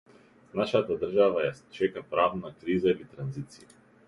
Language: Macedonian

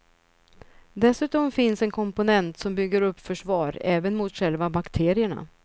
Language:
Swedish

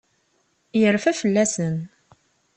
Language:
Kabyle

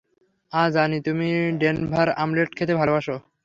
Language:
Bangla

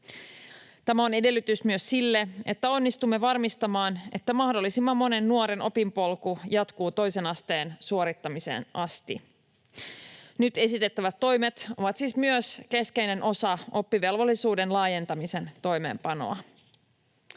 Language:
Finnish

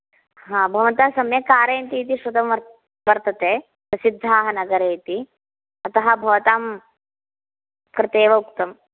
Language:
Sanskrit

